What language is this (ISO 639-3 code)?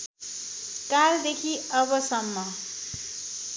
nep